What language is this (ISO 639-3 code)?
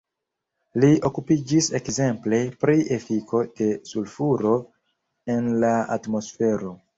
epo